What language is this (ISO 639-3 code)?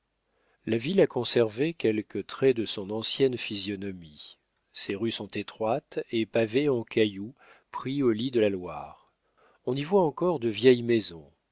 fra